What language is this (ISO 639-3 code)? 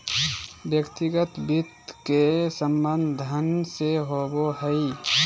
mag